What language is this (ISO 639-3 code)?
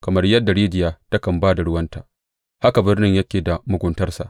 hau